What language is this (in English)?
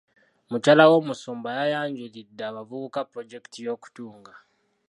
Ganda